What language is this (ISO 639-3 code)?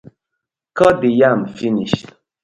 pcm